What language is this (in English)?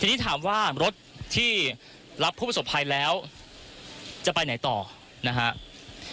Thai